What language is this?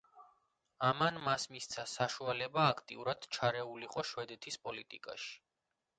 Georgian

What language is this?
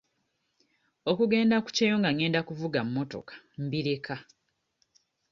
Ganda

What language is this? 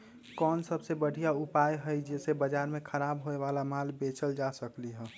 Magahi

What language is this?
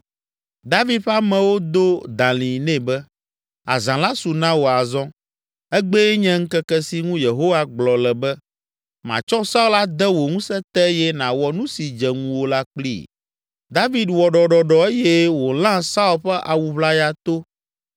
Ewe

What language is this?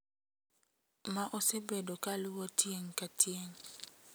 Luo (Kenya and Tanzania)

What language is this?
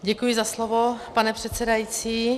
Czech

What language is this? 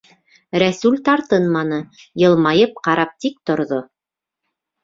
Bashkir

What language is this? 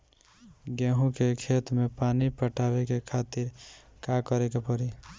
Bhojpuri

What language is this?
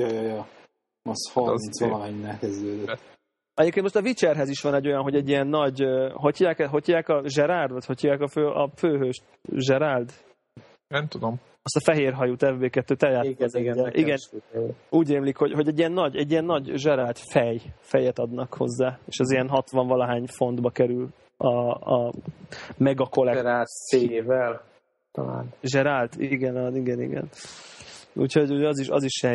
Hungarian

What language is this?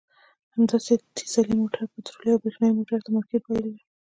Pashto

